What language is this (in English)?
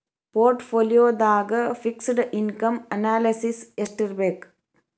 Kannada